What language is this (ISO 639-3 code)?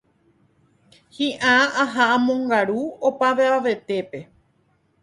grn